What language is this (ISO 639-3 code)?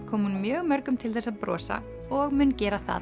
isl